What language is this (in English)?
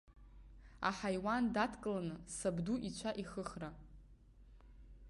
Abkhazian